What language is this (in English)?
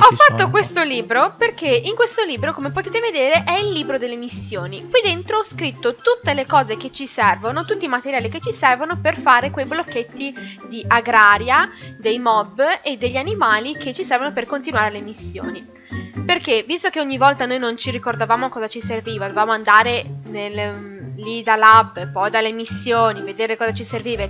Italian